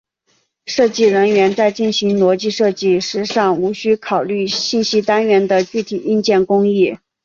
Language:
Chinese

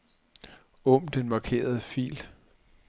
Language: Danish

